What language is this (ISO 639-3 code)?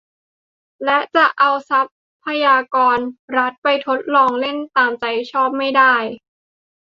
tha